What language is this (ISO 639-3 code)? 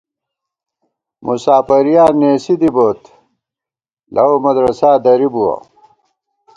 gwt